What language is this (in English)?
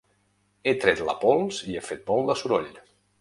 Catalan